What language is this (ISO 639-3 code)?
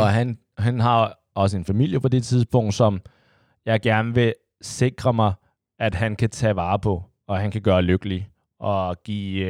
dan